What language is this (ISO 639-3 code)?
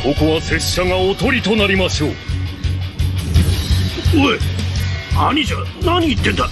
jpn